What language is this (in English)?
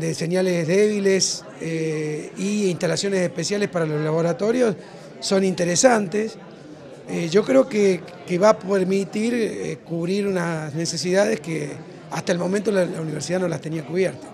Spanish